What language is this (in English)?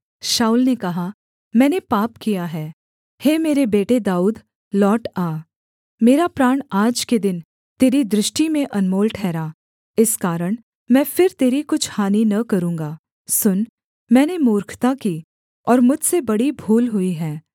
Hindi